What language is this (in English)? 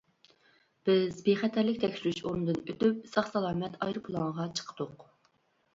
Uyghur